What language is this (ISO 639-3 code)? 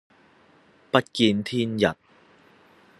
yue